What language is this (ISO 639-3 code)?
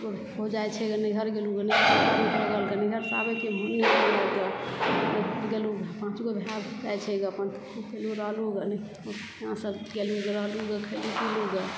mai